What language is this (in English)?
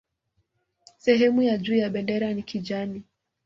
Swahili